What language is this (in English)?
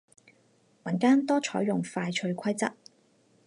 Cantonese